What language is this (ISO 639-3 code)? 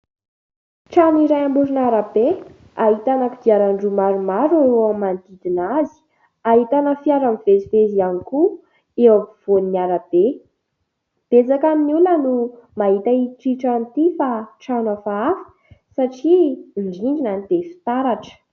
mlg